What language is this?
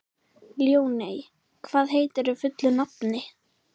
Icelandic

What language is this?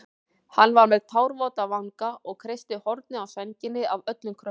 Icelandic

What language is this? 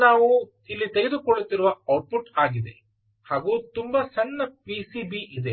Kannada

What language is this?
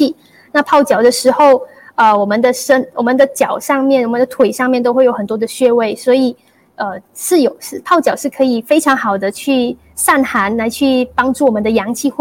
Chinese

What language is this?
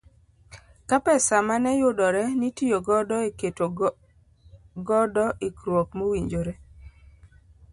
Luo (Kenya and Tanzania)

